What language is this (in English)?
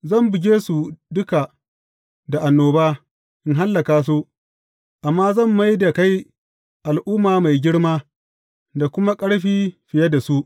Hausa